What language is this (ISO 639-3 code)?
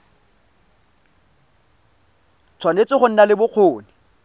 tsn